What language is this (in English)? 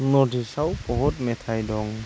Bodo